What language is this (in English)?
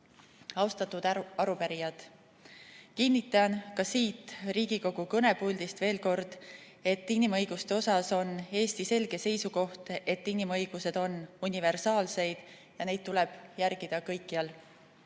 Estonian